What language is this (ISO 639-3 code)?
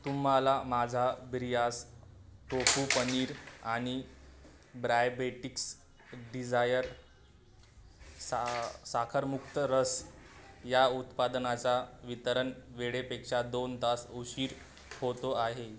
mar